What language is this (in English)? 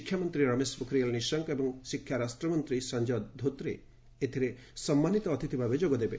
Odia